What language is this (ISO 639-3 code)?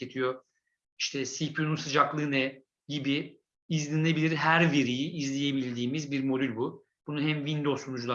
tur